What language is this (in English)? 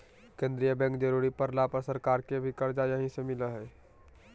Magahi